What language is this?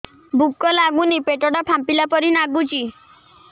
Odia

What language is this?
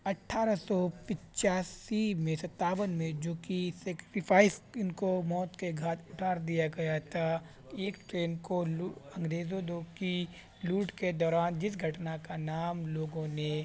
Urdu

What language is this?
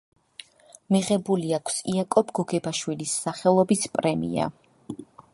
Georgian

